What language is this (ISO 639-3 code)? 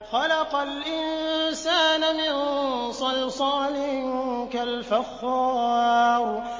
ara